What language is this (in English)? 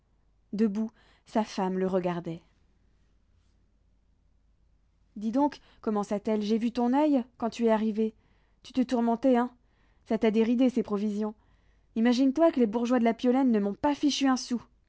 French